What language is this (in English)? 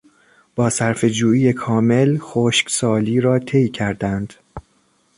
Persian